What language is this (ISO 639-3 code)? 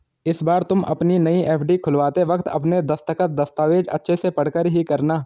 hin